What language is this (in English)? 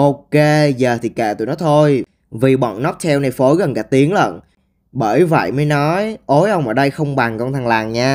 Vietnamese